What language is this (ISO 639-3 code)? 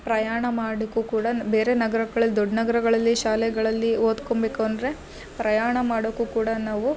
kan